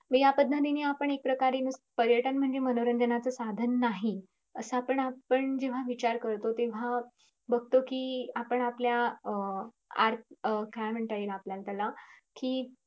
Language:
Marathi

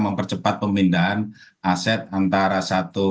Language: Indonesian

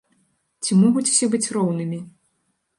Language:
Belarusian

